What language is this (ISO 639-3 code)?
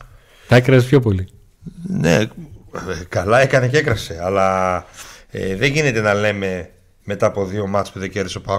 ell